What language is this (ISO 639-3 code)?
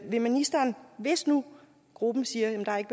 dan